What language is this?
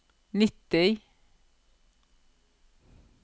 Norwegian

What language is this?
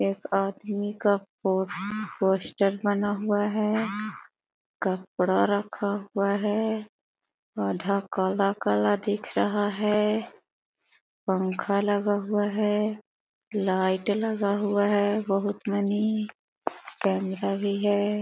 Magahi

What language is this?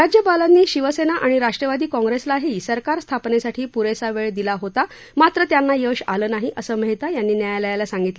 Marathi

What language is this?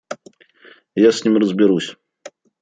Russian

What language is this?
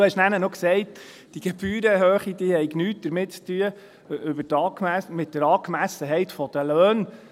Swiss German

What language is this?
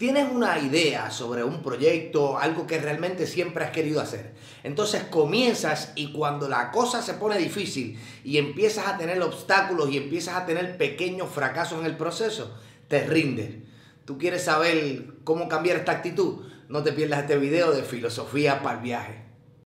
Spanish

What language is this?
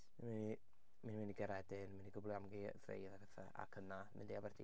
Welsh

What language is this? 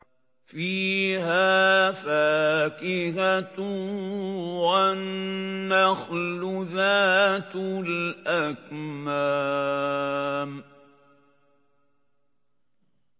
Arabic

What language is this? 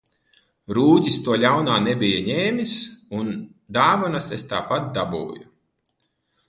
Latvian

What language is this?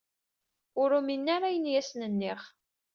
Kabyle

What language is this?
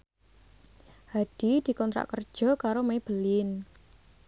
Javanese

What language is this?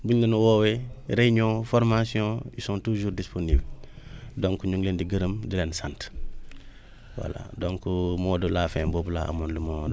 Wolof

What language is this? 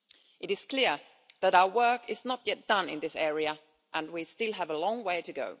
English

